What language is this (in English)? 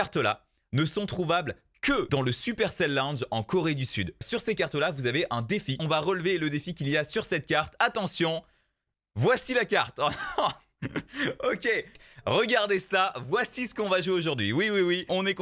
French